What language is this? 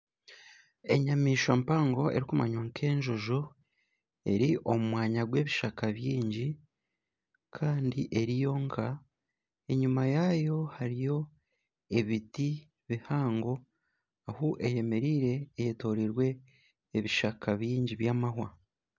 Nyankole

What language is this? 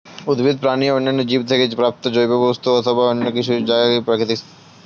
Bangla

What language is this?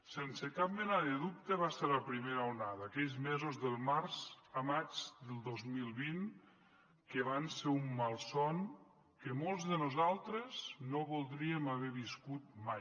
Catalan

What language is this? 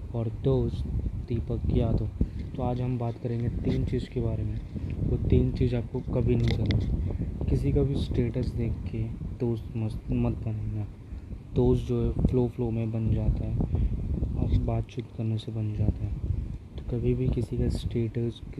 Hindi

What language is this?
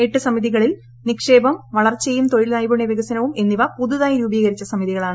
Malayalam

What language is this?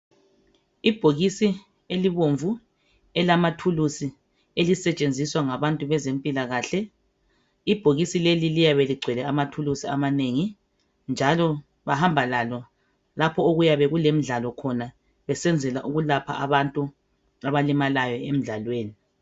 North Ndebele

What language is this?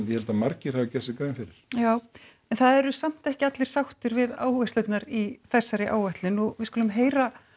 Icelandic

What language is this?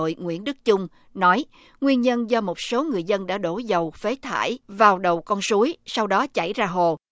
Vietnamese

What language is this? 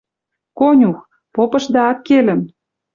Western Mari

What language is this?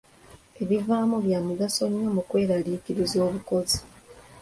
Ganda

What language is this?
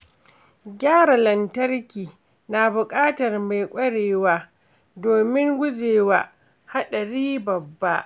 Hausa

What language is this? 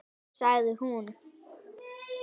Icelandic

